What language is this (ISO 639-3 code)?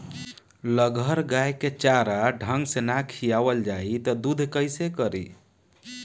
bho